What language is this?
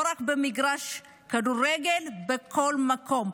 Hebrew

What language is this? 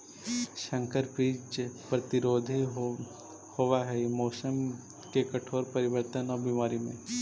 Magahi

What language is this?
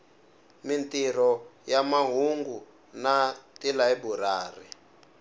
Tsonga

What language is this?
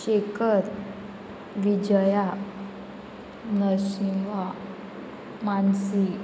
Konkani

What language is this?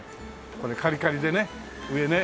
Japanese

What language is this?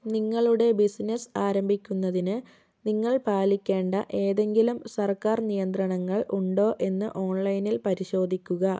Malayalam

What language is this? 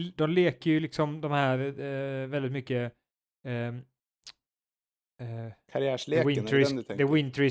Swedish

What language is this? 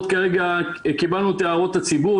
Hebrew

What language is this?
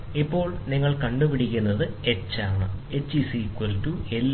Malayalam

